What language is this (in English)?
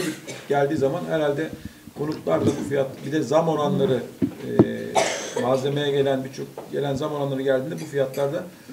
Turkish